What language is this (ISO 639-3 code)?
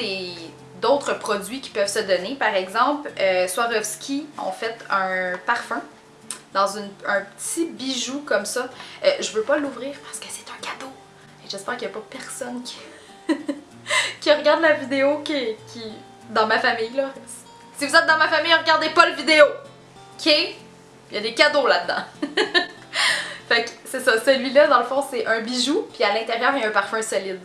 fra